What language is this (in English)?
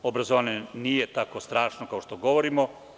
Serbian